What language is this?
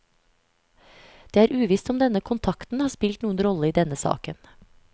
Norwegian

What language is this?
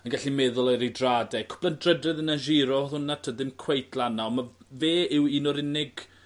Welsh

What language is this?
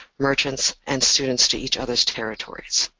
English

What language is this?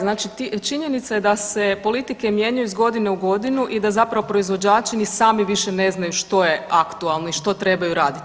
Croatian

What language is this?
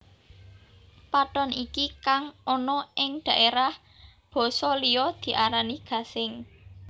Javanese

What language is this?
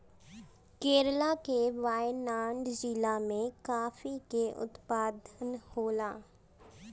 Bhojpuri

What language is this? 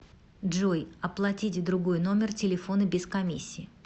Russian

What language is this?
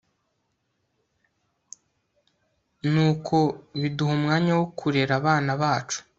Kinyarwanda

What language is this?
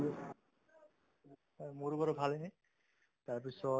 Assamese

